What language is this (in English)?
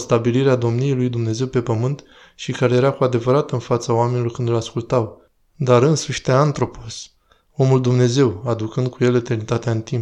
Romanian